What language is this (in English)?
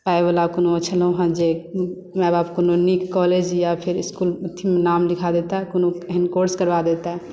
Maithili